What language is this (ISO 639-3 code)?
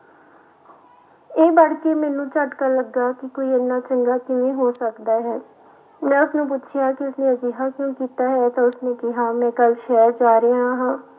pan